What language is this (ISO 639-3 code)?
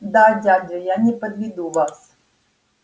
rus